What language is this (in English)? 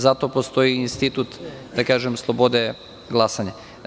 Serbian